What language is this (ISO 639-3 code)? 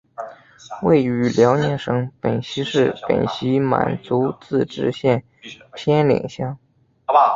zho